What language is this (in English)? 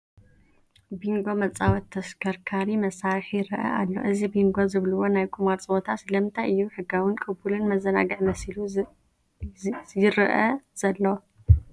Tigrinya